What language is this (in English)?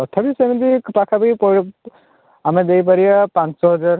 Odia